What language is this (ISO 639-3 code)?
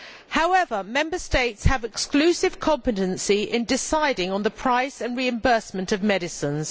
eng